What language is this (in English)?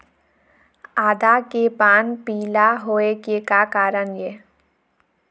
Chhattisgarhi